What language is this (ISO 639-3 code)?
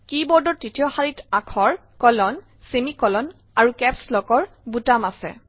asm